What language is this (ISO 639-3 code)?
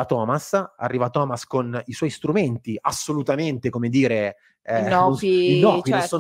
ita